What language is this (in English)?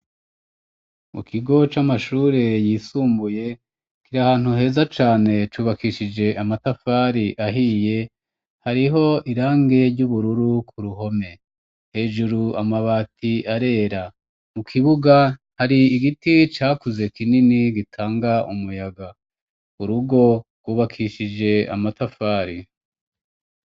Rundi